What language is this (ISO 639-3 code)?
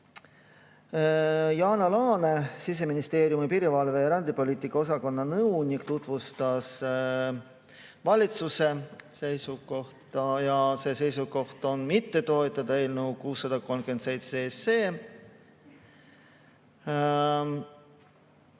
est